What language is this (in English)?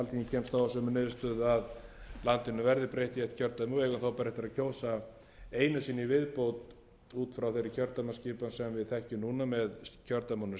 Icelandic